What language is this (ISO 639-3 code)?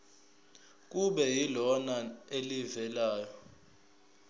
zul